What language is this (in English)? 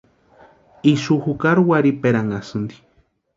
Western Highland Purepecha